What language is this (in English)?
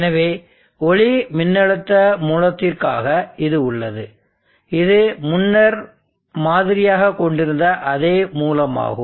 Tamil